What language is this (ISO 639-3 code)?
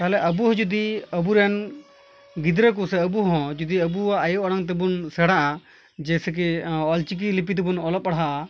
sat